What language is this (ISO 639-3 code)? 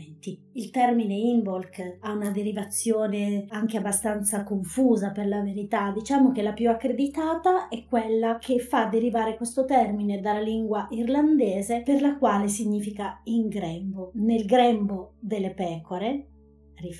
ita